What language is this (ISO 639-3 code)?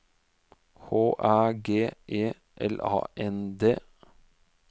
nor